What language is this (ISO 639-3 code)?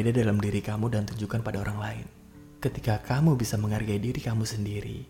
ind